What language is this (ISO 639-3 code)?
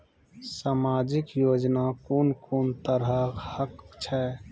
mai